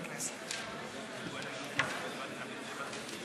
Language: Hebrew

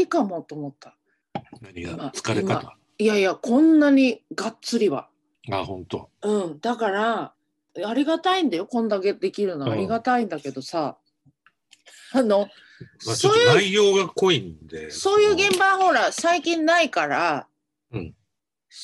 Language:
Japanese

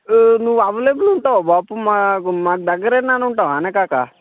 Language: Telugu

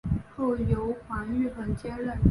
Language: Chinese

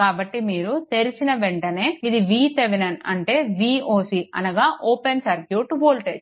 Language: Telugu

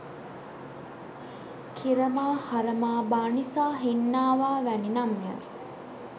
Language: Sinhala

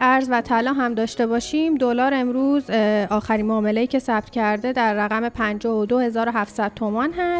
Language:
Persian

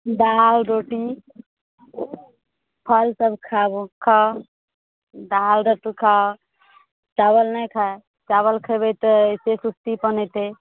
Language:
Maithili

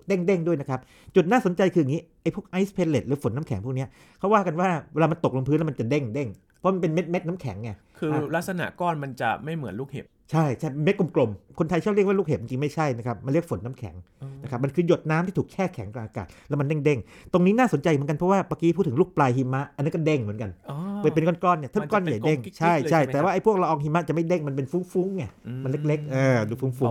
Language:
Thai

